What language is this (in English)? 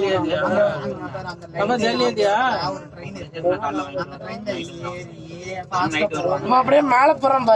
Indonesian